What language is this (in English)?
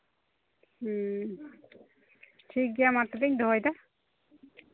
Santali